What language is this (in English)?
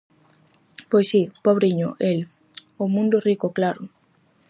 Galician